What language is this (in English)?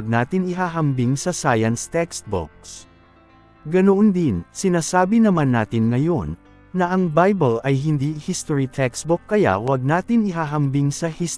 Filipino